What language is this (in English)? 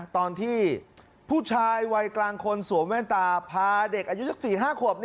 Thai